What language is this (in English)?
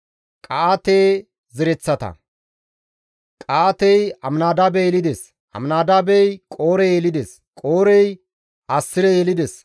Gamo